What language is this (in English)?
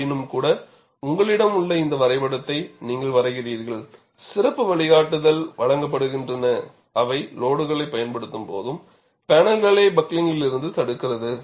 Tamil